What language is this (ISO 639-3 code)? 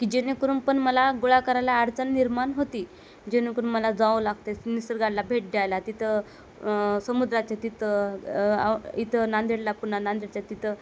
mar